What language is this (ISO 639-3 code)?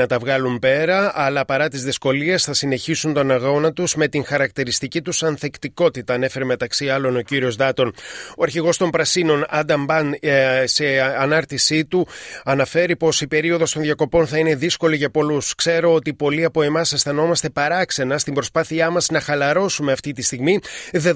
ell